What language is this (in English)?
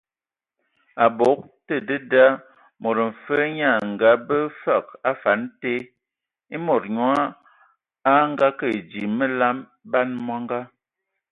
Ewondo